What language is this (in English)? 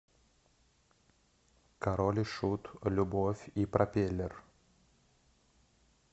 Russian